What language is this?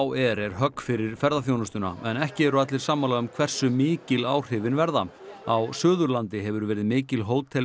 Icelandic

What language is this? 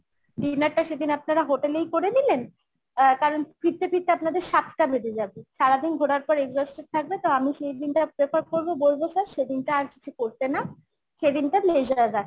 Bangla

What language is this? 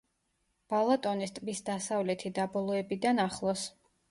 Georgian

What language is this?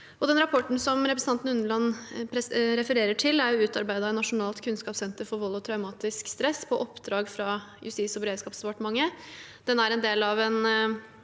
Norwegian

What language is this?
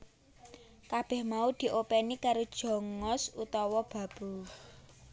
Javanese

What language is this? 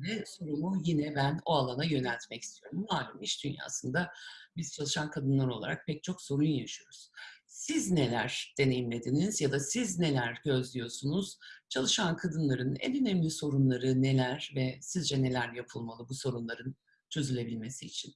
Turkish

